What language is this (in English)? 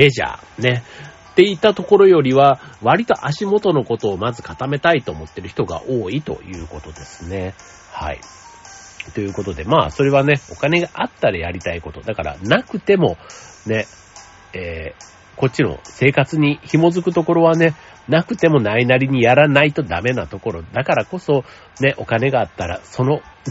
Japanese